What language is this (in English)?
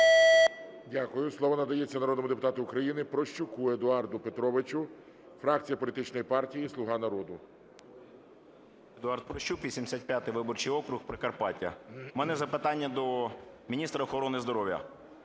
Ukrainian